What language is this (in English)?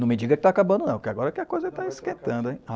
Portuguese